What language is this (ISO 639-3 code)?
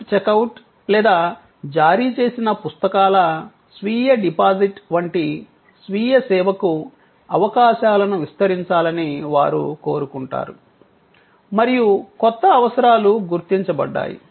tel